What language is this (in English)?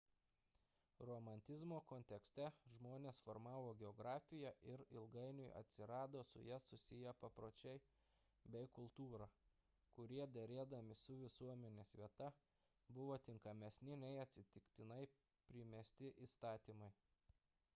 Lithuanian